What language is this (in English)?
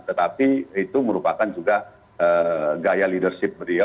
Indonesian